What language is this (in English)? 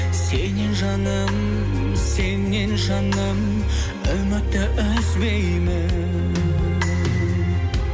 Kazakh